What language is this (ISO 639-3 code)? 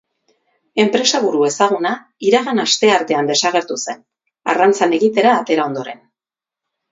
eus